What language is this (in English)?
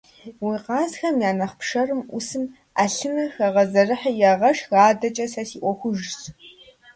Kabardian